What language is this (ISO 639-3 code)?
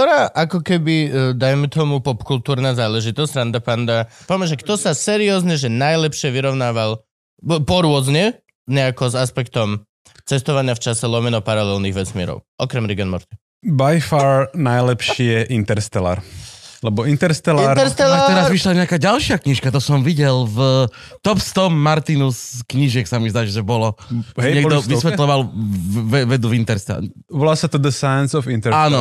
slk